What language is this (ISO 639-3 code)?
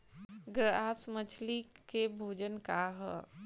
bho